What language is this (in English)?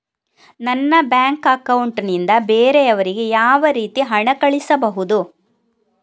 Kannada